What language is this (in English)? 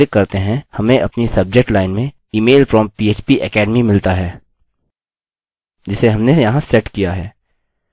Hindi